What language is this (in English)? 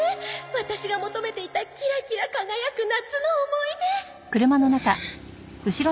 Japanese